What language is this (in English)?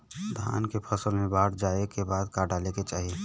Bhojpuri